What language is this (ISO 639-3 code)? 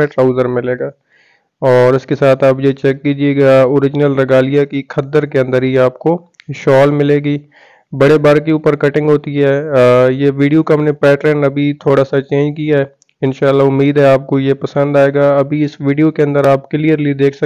hin